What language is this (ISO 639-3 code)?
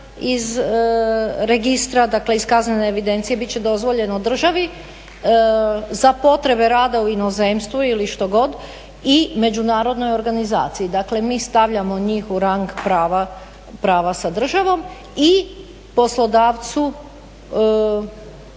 hrv